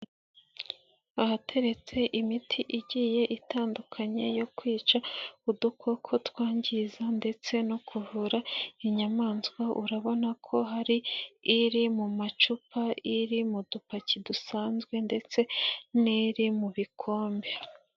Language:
Kinyarwanda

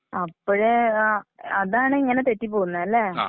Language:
Malayalam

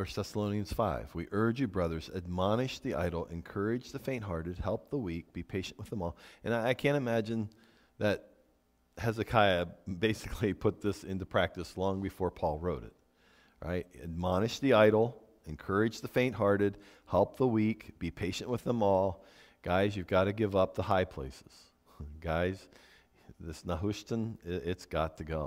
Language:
English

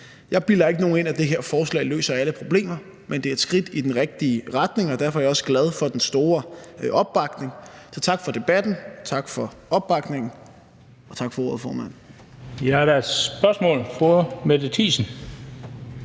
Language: Danish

